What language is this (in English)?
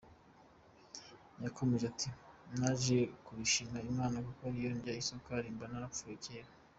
Kinyarwanda